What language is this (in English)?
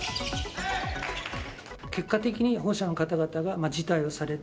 Japanese